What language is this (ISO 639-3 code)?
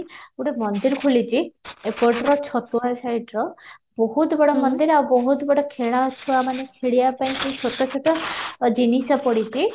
ori